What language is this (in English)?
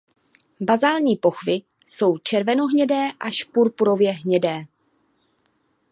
Czech